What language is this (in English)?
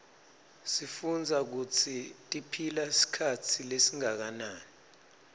Swati